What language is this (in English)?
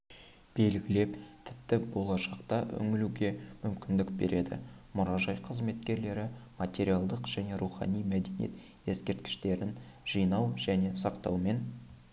Kazakh